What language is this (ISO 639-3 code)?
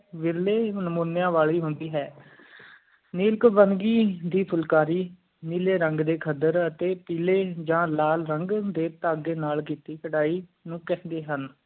pan